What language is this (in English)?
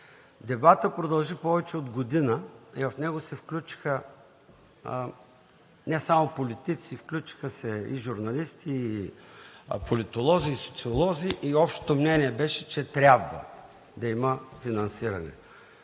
Bulgarian